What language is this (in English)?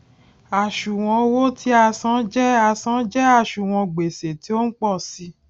Yoruba